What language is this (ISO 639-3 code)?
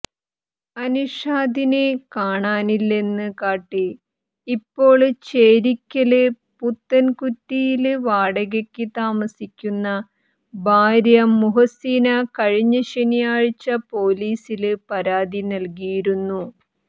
mal